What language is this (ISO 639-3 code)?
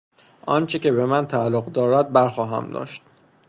fas